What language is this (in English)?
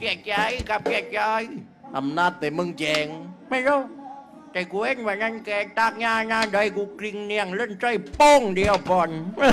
Thai